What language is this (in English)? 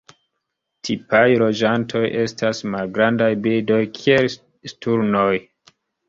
Esperanto